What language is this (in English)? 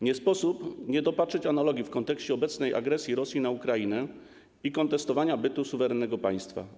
Polish